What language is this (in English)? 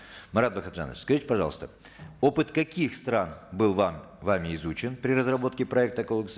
Kazakh